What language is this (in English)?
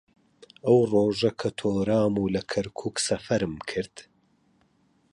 Central Kurdish